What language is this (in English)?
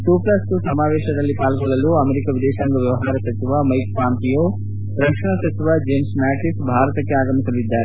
Kannada